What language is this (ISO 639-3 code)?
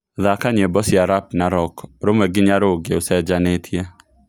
kik